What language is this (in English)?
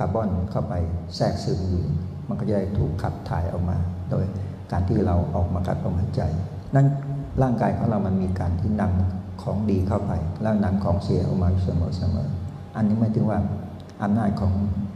Thai